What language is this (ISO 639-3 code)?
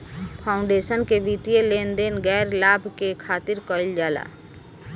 bho